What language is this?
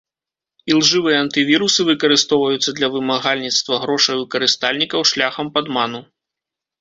Belarusian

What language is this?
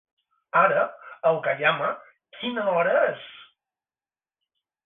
Catalan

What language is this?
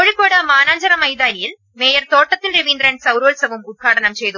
Malayalam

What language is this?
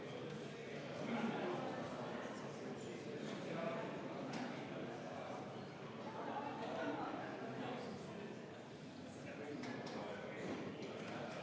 Estonian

